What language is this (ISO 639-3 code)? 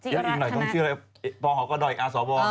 tha